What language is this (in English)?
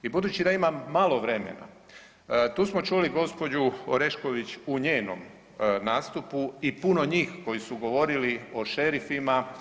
Croatian